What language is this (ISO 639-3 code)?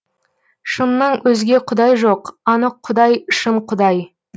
kaz